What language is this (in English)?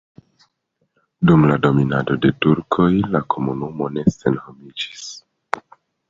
Esperanto